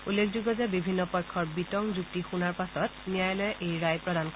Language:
Assamese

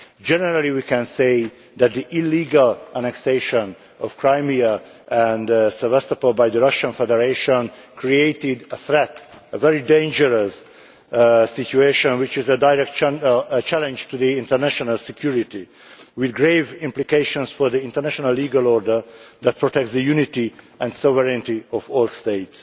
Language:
English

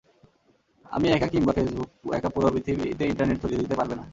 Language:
Bangla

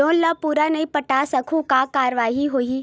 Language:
Chhattisgarhi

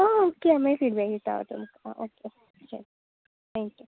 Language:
Konkani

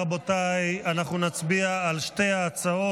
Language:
Hebrew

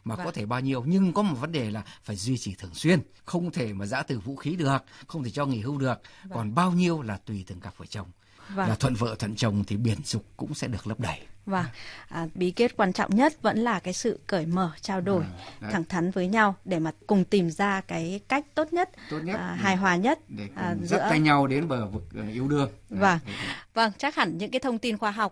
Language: Vietnamese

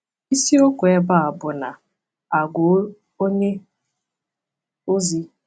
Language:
Igbo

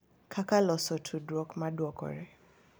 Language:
Luo (Kenya and Tanzania)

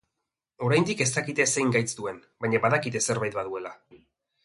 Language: Basque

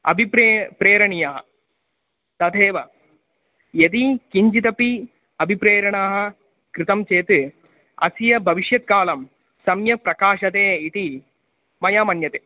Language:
Sanskrit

